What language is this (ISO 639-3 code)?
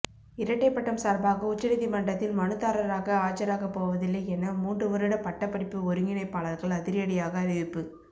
tam